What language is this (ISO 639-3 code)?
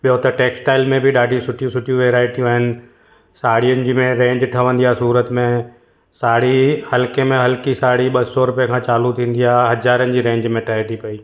snd